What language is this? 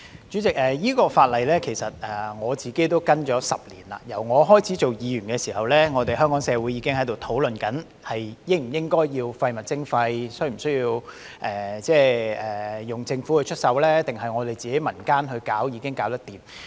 Cantonese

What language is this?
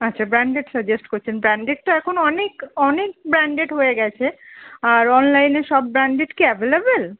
Bangla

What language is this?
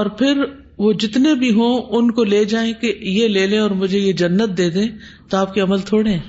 Urdu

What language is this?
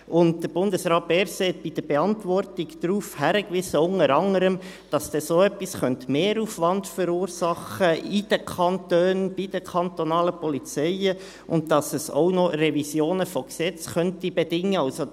Swiss German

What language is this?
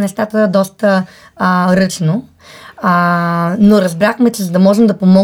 Bulgarian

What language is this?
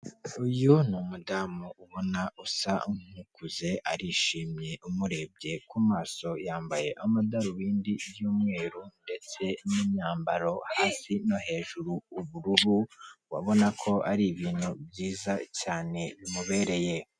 Kinyarwanda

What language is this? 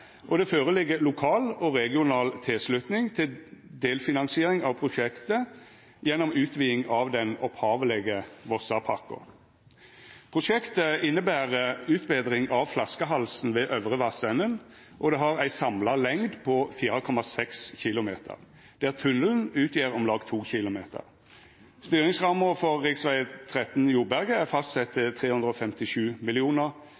Norwegian Nynorsk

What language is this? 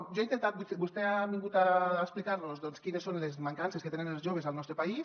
Catalan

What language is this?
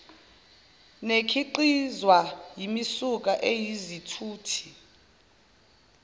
Zulu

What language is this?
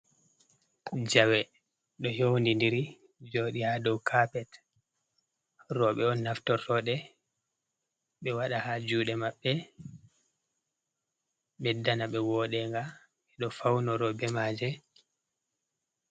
Fula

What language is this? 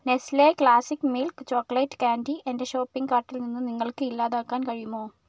Malayalam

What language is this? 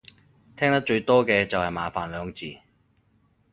Cantonese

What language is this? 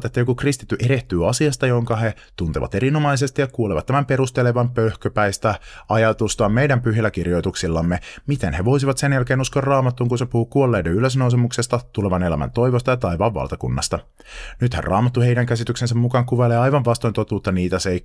Finnish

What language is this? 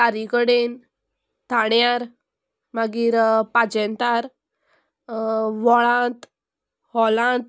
Konkani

